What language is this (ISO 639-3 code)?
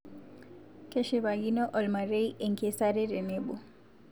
mas